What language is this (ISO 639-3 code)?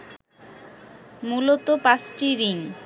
ben